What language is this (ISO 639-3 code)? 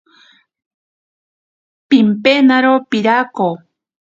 prq